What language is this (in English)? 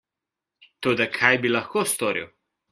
Slovenian